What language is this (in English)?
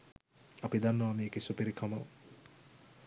Sinhala